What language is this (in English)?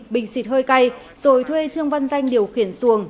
Vietnamese